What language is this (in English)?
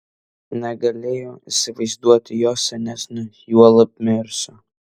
Lithuanian